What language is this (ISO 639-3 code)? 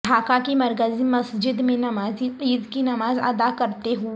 urd